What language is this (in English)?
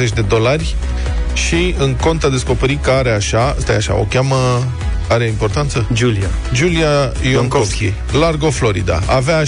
Romanian